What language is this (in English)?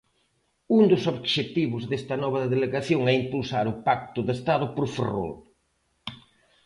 Galician